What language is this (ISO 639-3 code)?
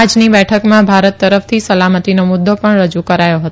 guj